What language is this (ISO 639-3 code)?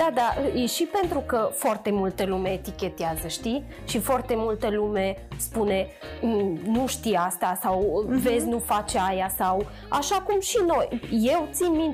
ron